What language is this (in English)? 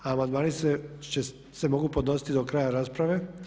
Croatian